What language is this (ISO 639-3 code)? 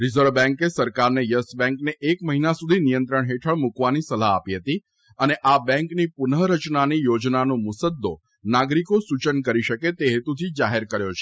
guj